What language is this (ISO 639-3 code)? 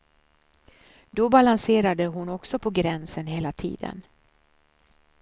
swe